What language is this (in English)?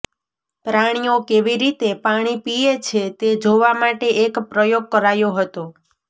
Gujarati